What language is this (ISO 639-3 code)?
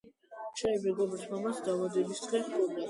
kat